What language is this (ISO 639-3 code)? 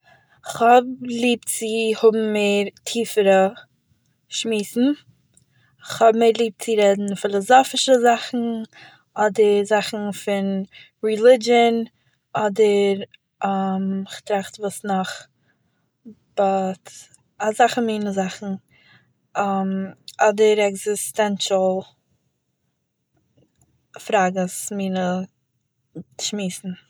yid